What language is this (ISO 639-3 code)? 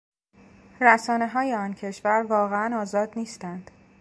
fas